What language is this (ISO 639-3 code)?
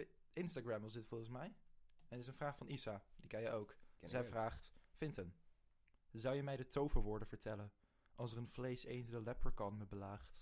nld